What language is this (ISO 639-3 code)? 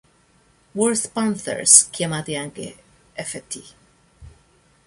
ita